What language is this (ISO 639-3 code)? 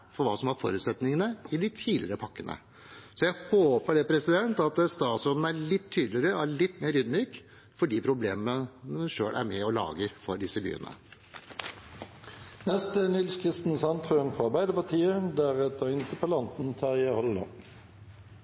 nob